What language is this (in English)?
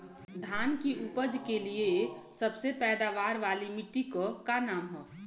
Bhojpuri